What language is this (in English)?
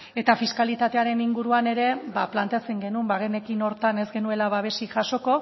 Basque